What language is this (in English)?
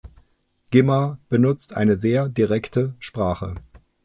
German